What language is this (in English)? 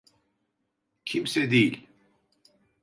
Turkish